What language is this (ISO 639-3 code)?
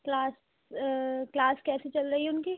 urd